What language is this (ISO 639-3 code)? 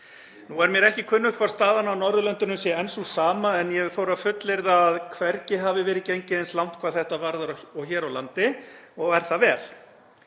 isl